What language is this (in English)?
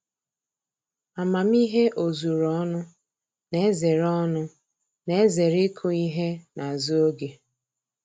Igbo